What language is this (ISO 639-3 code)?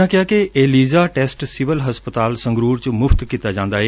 pan